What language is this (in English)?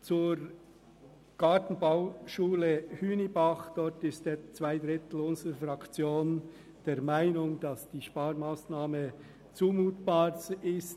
Swiss German